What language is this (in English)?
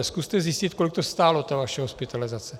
Czech